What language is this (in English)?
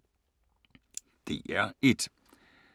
Danish